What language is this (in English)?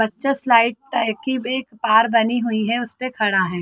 Hindi